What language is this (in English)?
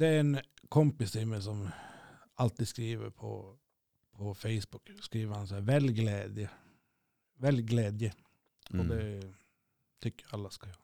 Swedish